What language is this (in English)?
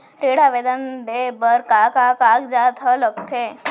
Chhattisgarhi